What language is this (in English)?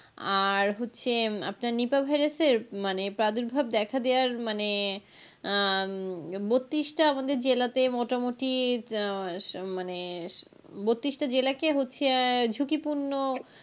Bangla